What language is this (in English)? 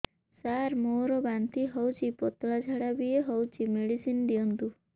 Odia